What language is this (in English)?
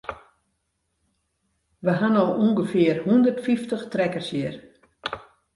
Western Frisian